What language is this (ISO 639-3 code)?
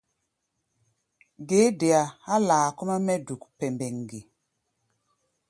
gba